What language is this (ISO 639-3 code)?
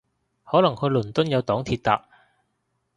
yue